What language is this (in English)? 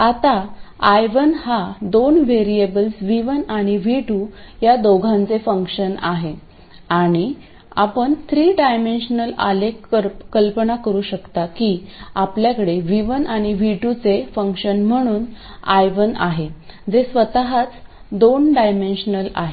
Marathi